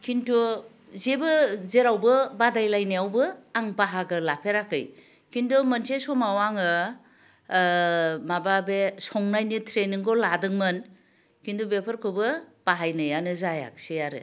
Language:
Bodo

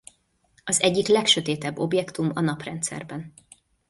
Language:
Hungarian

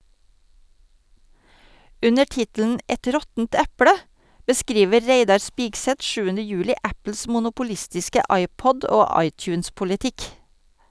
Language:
Norwegian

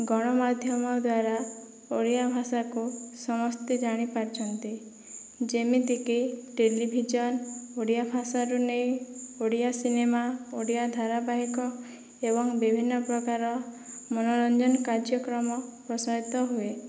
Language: Odia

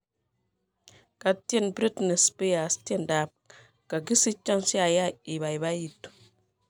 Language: Kalenjin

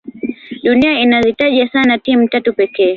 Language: Swahili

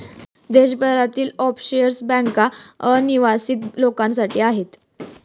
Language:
Marathi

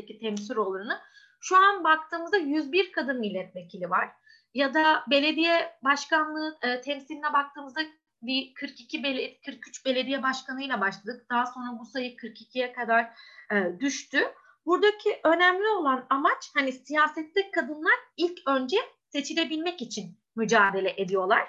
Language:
Turkish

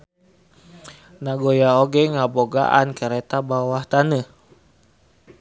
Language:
Sundanese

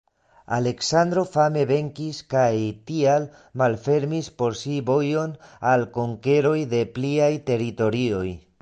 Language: Esperanto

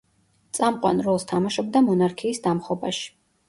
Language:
Georgian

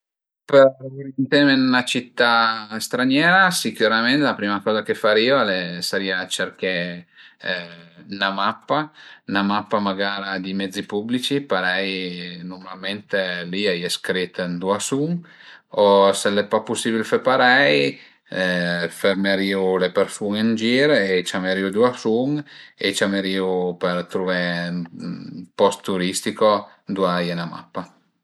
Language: Piedmontese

